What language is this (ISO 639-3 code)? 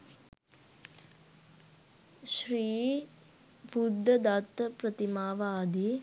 sin